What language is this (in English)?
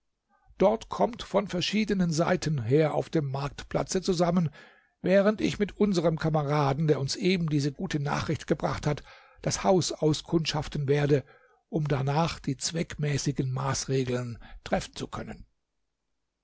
German